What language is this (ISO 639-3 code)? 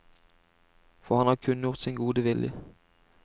nor